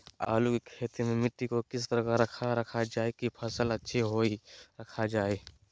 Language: Magahi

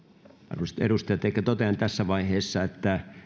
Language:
Finnish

